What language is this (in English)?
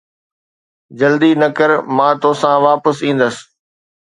Sindhi